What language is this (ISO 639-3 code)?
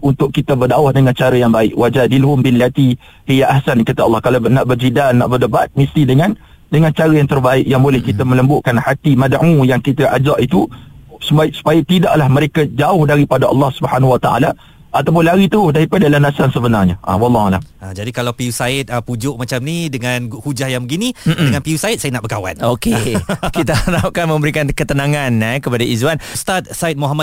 msa